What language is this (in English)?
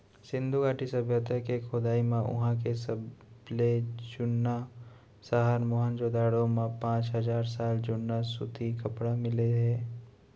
Chhattisgarhi